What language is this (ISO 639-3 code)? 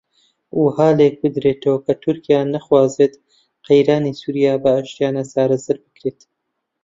ckb